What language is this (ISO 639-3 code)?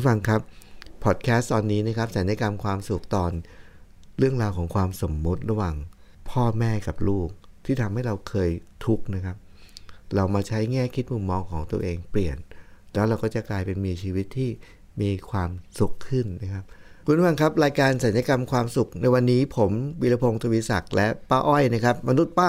tha